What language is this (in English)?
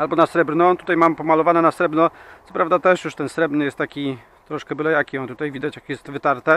Polish